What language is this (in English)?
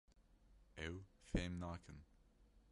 Kurdish